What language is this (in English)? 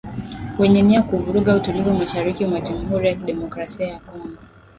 Swahili